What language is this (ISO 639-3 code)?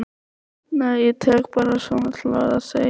isl